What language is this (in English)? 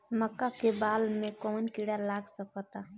Bhojpuri